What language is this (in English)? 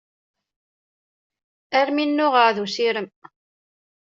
Kabyle